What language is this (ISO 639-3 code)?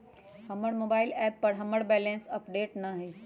mag